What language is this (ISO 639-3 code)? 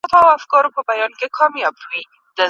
pus